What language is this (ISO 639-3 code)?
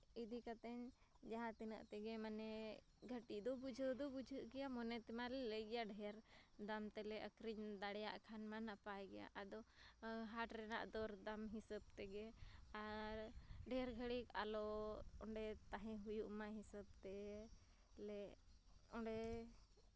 sat